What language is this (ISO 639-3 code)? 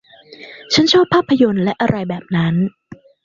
tha